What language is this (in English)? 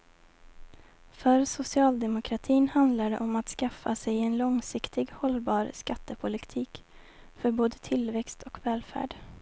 Swedish